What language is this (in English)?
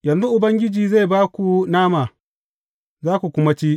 Hausa